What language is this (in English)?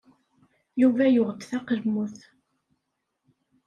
Kabyle